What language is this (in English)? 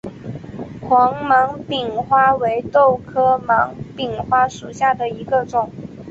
Chinese